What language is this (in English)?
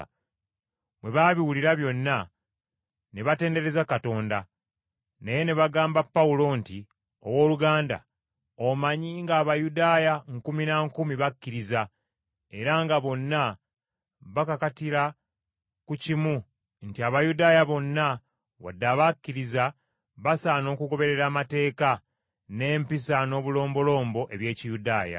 Ganda